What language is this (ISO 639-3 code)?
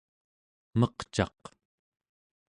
esu